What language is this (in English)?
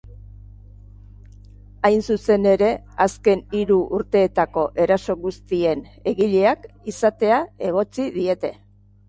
Basque